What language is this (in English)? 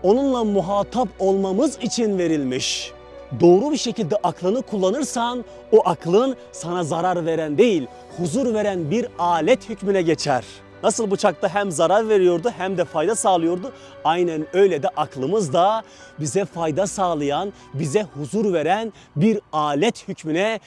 Turkish